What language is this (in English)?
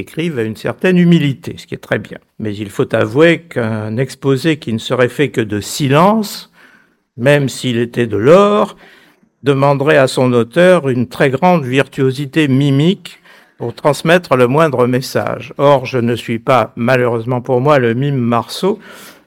French